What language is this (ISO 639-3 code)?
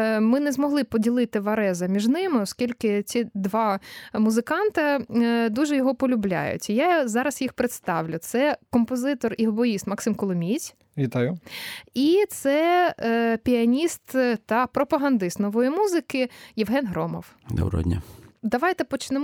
ukr